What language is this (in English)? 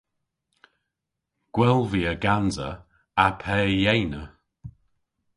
Cornish